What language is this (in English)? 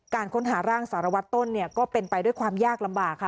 Thai